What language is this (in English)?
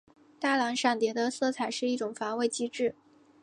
Chinese